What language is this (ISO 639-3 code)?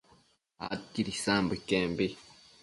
mcf